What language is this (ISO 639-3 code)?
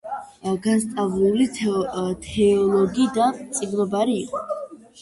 kat